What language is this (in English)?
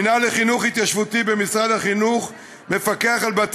Hebrew